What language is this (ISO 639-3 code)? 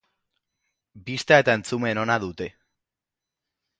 eus